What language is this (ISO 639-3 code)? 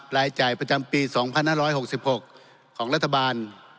tha